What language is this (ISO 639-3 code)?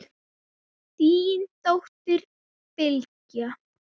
isl